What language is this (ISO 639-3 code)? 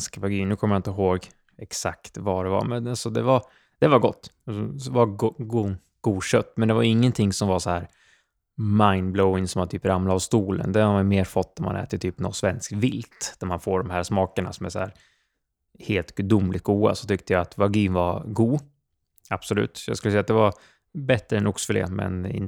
swe